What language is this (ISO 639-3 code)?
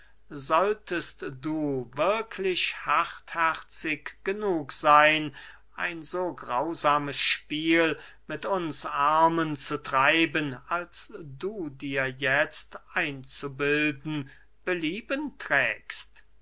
deu